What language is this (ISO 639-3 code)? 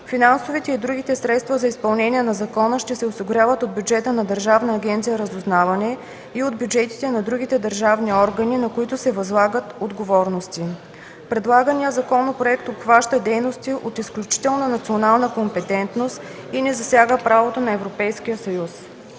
bul